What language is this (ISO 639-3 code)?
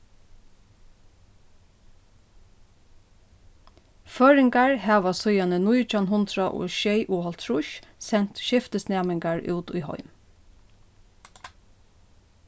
fao